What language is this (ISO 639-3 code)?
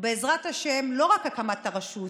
heb